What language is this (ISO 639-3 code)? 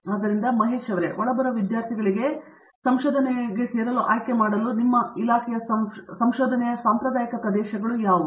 kan